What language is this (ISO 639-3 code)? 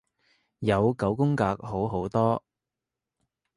yue